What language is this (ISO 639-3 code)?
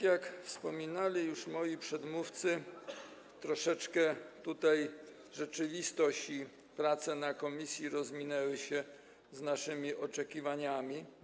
pol